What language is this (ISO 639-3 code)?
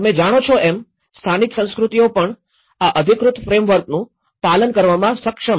guj